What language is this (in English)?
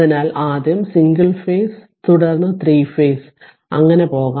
Malayalam